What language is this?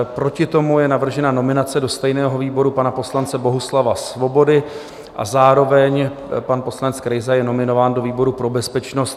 Czech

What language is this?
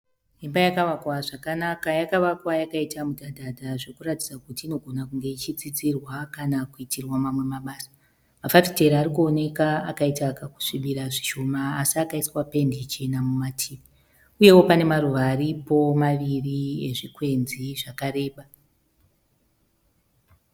Shona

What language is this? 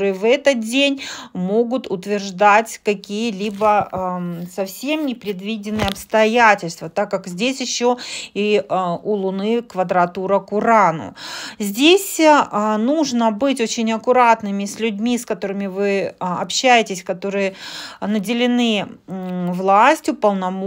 Russian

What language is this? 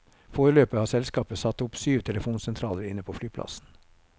Norwegian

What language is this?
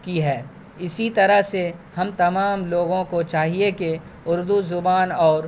Urdu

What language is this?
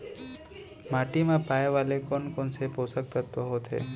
Chhattisgarhi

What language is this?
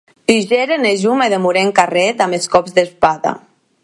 Occitan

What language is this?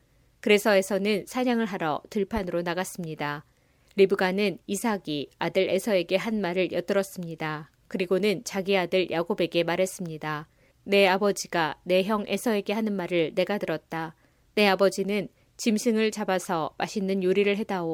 Korean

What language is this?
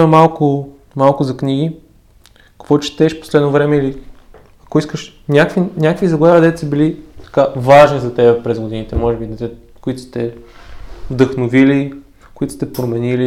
Bulgarian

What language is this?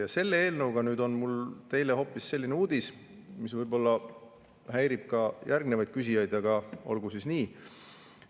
Estonian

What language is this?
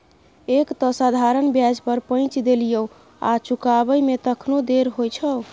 Maithili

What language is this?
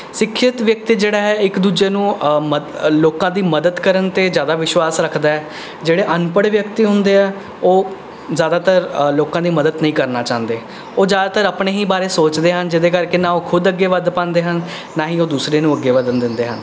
Punjabi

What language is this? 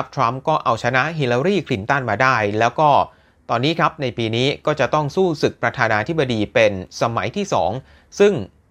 Thai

